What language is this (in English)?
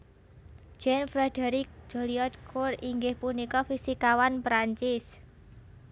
Javanese